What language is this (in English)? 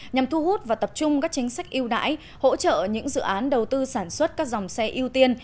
Vietnamese